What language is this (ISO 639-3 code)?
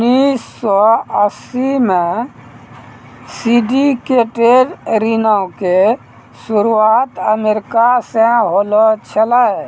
mai